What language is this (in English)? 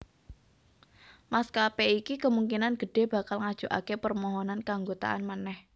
Javanese